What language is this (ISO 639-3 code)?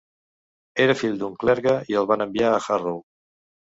cat